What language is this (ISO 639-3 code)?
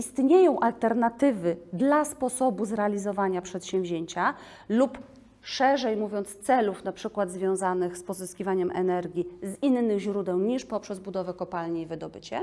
pol